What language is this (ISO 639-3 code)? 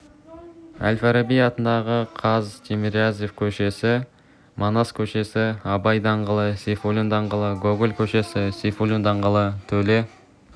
kaz